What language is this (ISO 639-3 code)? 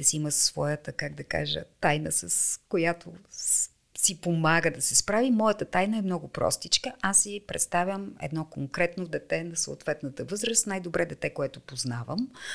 bul